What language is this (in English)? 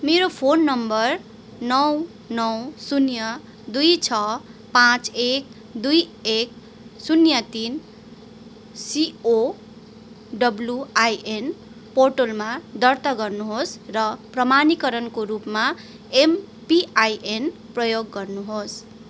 Nepali